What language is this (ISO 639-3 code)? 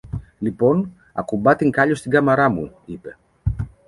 ell